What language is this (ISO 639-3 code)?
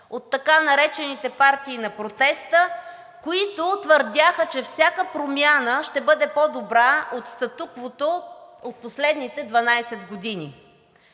bul